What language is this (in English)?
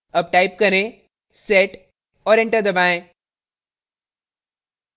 Hindi